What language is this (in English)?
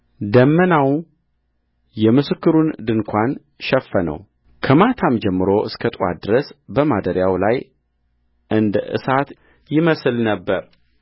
Amharic